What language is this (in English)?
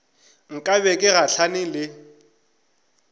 Northern Sotho